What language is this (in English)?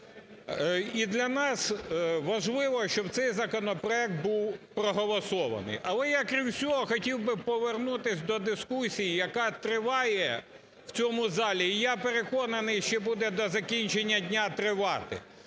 Ukrainian